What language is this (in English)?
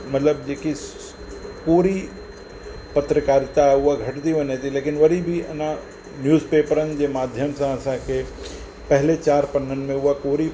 Sindhi